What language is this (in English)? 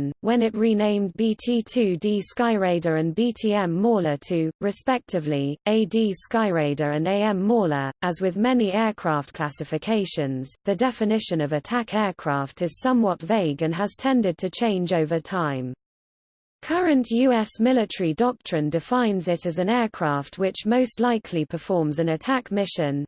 English